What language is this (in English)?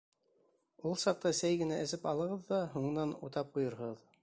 Bashkir